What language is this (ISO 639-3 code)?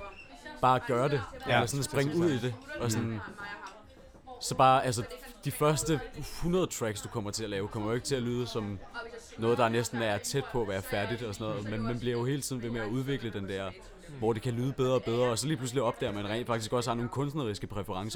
dan